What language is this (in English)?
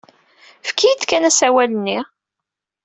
Kabyle